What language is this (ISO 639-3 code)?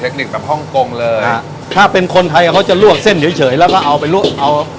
tha